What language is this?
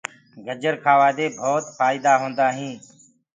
Gurgula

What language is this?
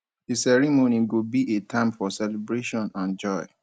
Nigerian Pidgin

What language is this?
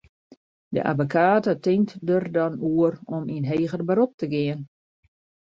Western Frisian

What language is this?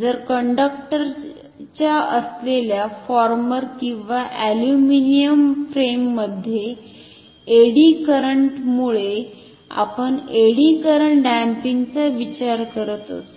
Marathi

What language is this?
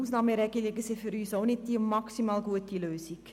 Swiss German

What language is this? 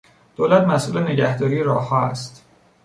Persian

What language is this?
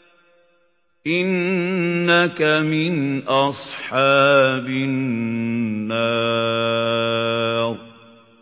Arabic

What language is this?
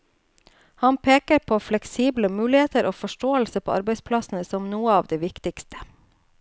Norwegian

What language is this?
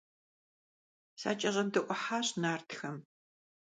Kabardian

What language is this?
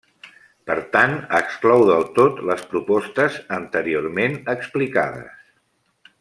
Catalan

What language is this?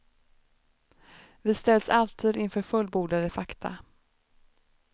Swedish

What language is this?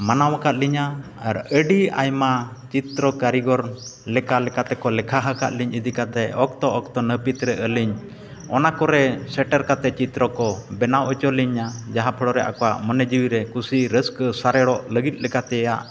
Santali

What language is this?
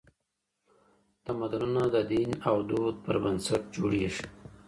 Pashto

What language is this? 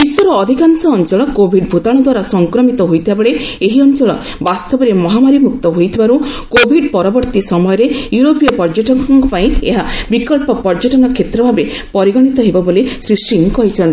Odia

